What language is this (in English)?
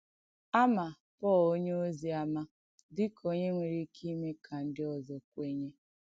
Igbo